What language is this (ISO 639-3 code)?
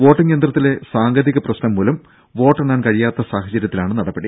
mal